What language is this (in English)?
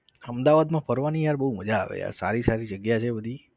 Gujarati